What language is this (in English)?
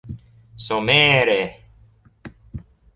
Esperanto